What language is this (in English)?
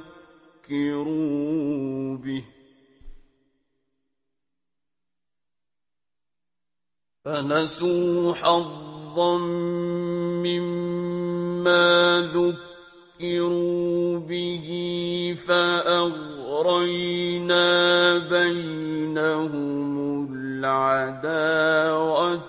Arabic